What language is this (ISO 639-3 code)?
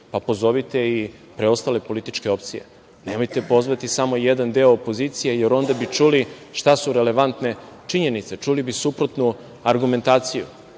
srp